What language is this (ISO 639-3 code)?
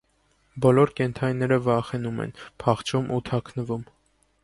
hye